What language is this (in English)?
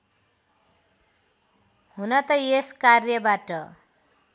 Nepali